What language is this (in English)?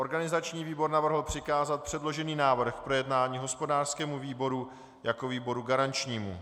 Czech